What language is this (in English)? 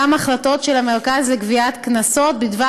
Hebrew